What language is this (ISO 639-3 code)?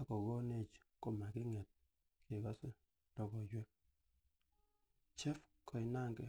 kln